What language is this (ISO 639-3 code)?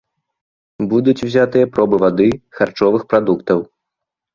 bel